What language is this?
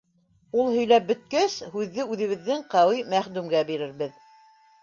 Bashkir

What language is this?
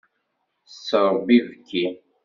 Kabyle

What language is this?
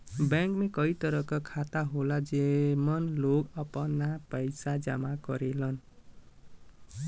Bhojpuri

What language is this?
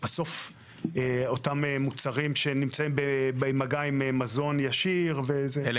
Hebrew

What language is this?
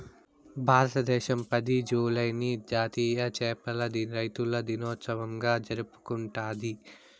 Telugu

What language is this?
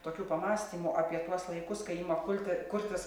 Lithuanian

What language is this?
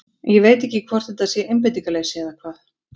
Icelandic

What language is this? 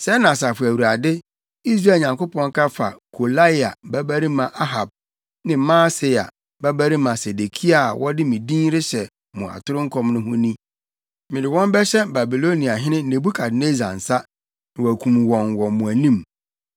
Akan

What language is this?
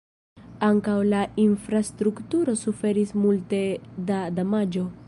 Esperanto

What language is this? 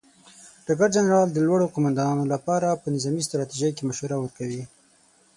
Pashto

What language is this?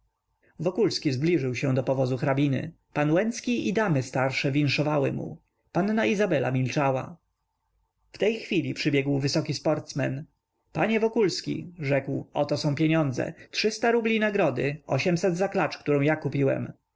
Polish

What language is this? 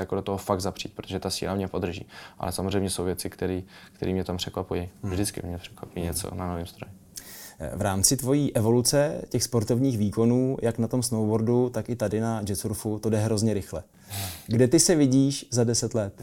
Czech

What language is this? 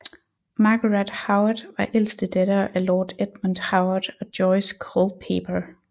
Danish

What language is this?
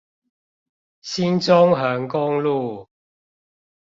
Chinese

